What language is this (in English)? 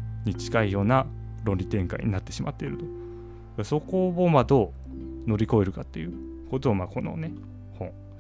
Japanese